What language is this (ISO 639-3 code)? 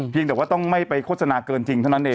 tha